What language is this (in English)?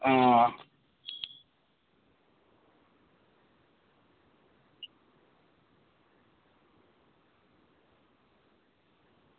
Dogri